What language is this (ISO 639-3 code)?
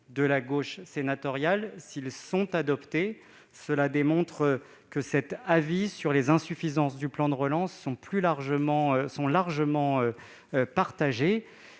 fra